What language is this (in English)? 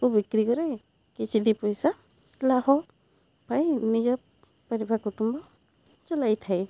Odia